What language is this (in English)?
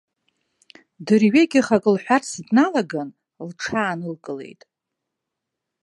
Abkhazian